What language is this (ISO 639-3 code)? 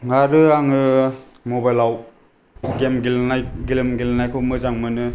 brx